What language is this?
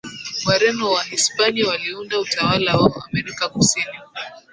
Swahili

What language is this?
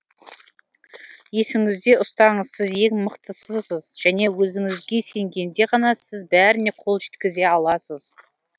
Kazakh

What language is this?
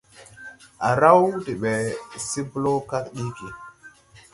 Tupuri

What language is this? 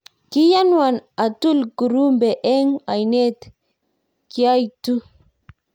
Kalenjin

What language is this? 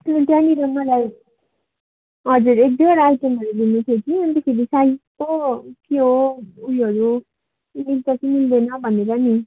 Nepali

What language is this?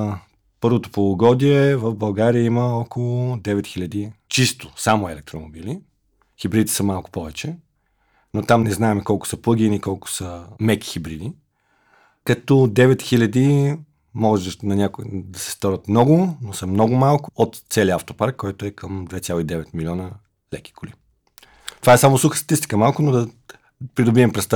Bulgarian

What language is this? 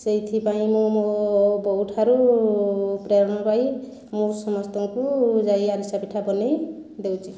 Odia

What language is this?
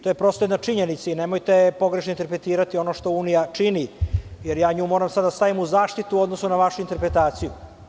Serbian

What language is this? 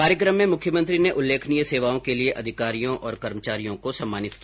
Hindi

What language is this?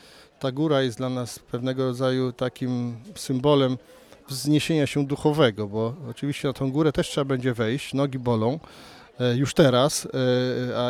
Polish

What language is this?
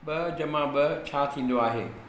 Sindhi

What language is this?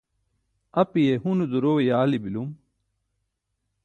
Burushaski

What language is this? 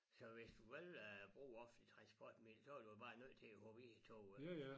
Danish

